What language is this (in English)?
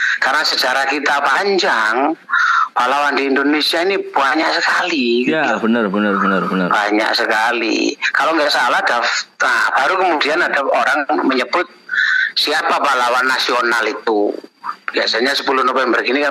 Indonesian